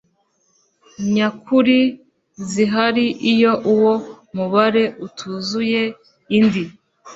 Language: Kinyarwanda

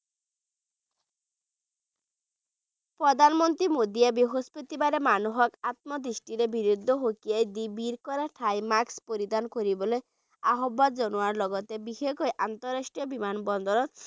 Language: Bangla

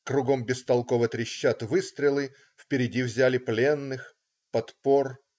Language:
Russian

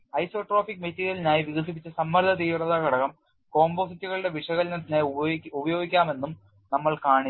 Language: Malayalam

